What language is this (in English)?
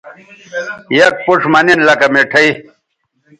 Bateri